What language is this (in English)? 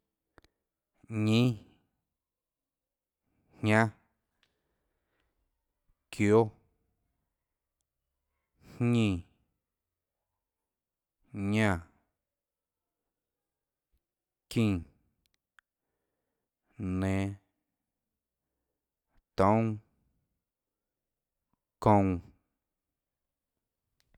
Tlacoatzintepec Chinantec